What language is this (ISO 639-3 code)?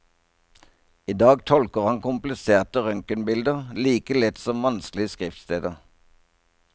nor